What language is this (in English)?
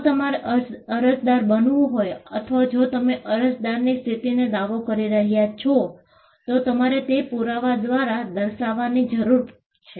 Gujarati